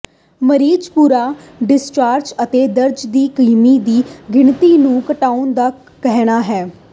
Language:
Punjabi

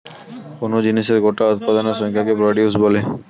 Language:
Bangla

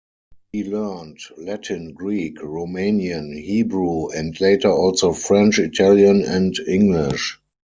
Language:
English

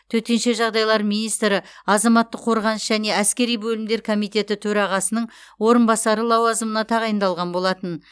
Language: Kazakh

